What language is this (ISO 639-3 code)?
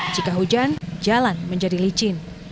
ind